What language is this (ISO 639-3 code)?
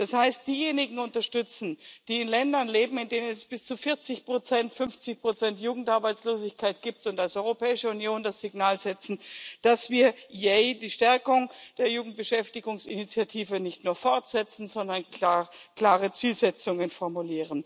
deu